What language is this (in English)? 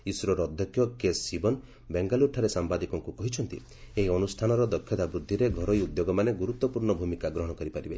Odia